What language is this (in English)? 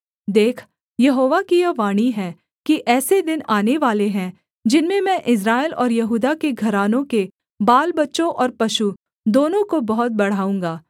Hindi